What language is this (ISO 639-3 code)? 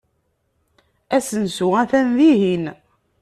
kab